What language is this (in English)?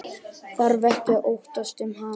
Icelandic